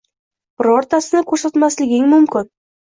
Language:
Uzbek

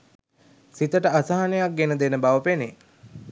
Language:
Sinhala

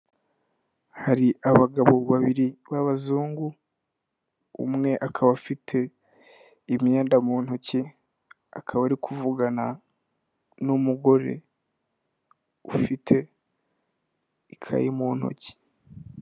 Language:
Kinyarwanda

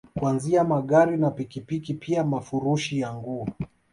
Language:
Swahili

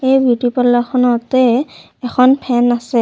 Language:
Assamese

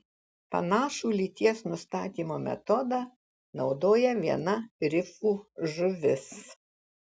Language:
Lithuanian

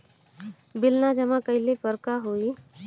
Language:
Bhojpuri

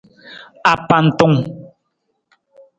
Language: Nawdm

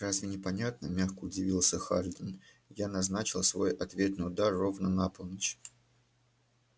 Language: Russian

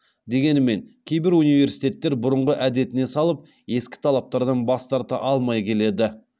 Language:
Kazakh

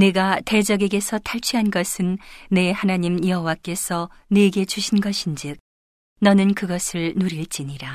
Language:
Korean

